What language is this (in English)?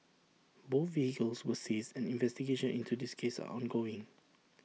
English